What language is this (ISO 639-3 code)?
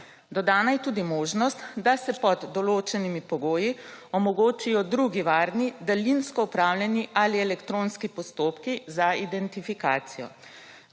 slv